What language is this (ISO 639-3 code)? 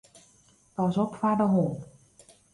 fry